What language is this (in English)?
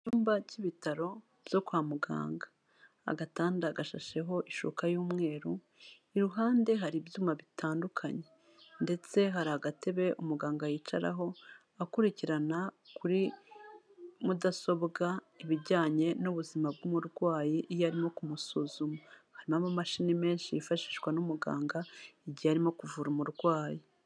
Kinyarwanda